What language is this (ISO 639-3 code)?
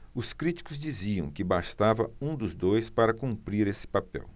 por